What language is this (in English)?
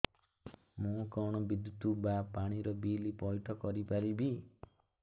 Odia